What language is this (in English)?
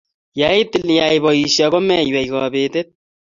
Kalenjin